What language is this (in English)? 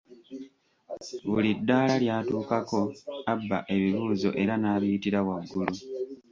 Ganda